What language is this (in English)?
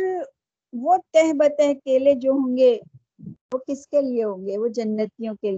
Urdu